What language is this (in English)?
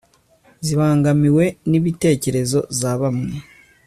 Kinyarwanda